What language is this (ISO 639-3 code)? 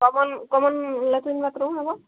ori